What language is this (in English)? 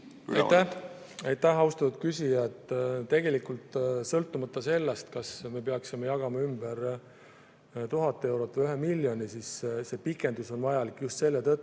Estonian